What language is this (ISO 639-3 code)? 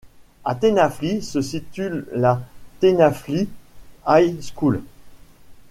fra